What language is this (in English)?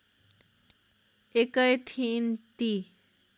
Nepali